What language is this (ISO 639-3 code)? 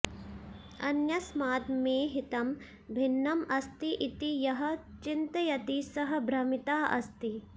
san